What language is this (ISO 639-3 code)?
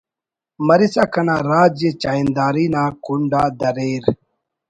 brh